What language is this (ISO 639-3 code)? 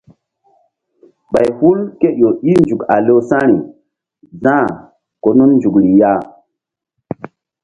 mdd